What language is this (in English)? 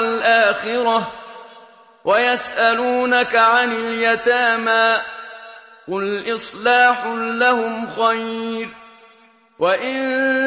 Arabic